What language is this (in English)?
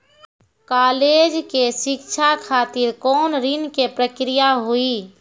Maithili